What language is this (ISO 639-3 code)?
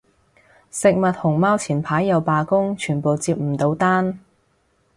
yue